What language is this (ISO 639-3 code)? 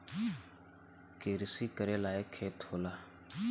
bho